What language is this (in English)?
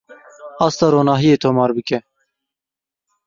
Kurdish